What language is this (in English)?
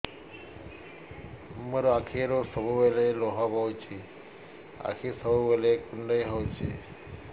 Odia